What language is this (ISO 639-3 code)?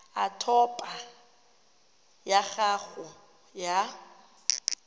tsn